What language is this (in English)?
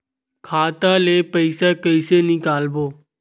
Chhattisgarhi